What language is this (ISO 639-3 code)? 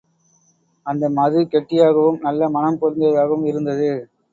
tam